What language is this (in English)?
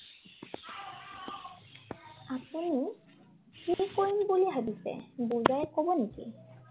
Assamese